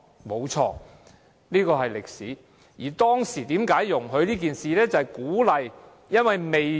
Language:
Cantonese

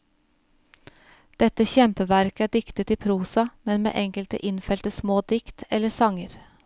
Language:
Norwegian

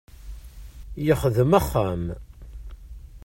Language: Kabyle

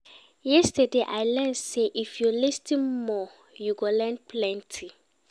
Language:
Nigerian Pidgin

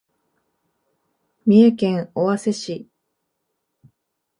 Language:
Japanese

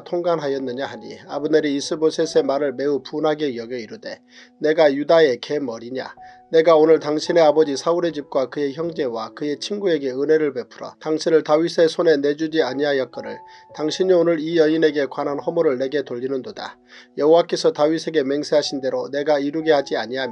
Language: Korean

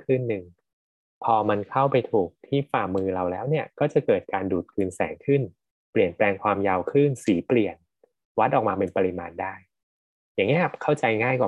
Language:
Thai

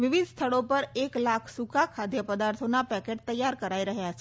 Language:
Gujarati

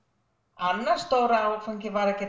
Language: Icelandic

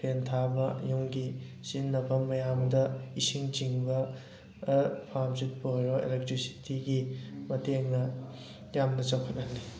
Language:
Manipuri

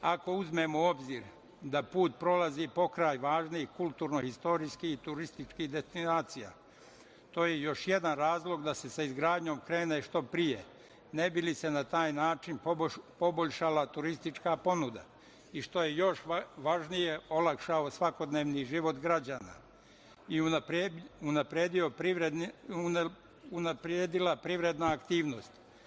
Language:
Serbian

